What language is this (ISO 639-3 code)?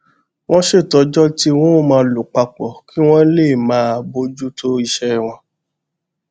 yor